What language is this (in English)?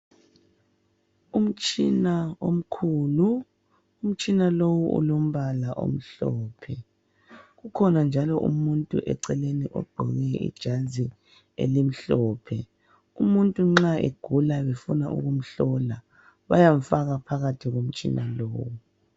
North Ndebele